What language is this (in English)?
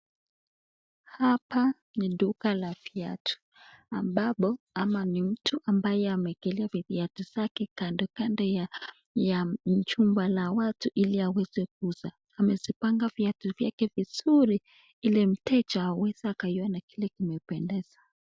Swahili